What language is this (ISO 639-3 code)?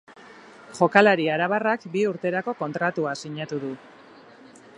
eus